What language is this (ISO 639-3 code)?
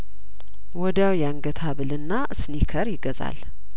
amh